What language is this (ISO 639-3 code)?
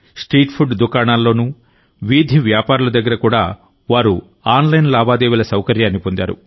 tel